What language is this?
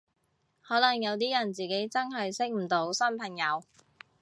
Cantonese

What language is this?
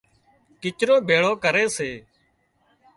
Wadiyara Koli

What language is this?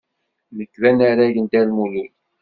Kabyle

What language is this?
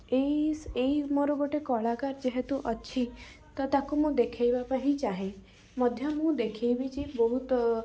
Odia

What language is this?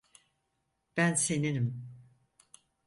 Turkish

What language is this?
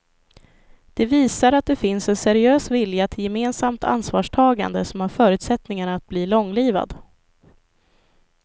Swedish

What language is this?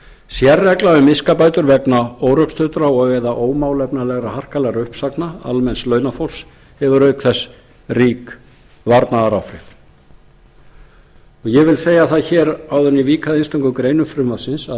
Icelandic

